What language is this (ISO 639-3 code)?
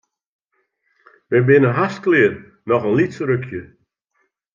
fry